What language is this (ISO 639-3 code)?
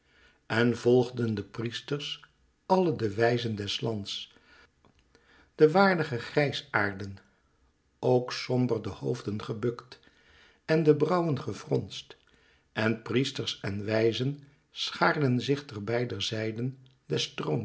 nld